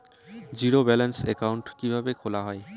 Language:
Bangla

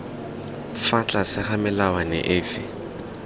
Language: Tswana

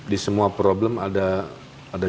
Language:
Indonesian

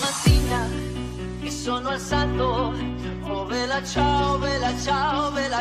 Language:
Vietnamese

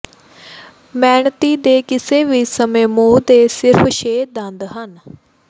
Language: Punjabi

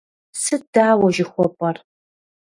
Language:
Kabardian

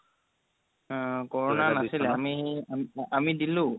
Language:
Assamese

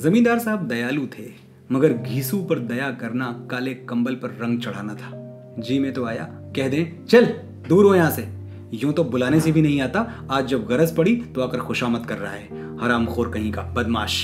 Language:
Hindi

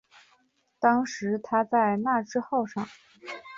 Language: Chinese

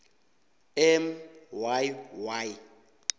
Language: South Ndebele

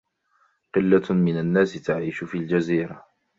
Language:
Arabic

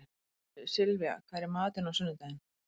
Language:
Icelandic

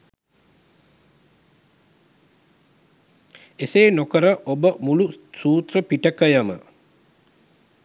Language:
Sinhala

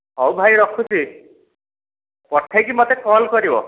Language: Odia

